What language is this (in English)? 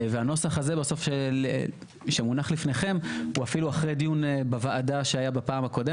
Hebrew